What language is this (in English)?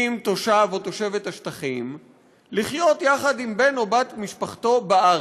Hebrew